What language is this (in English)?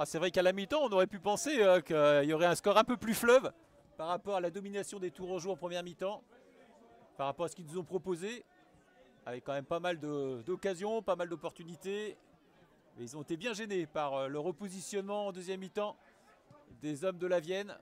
French